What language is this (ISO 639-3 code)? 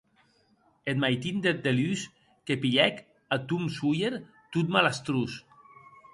oci